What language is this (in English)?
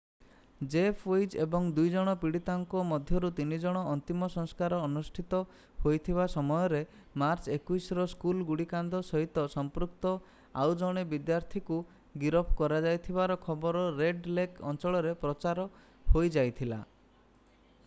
Odia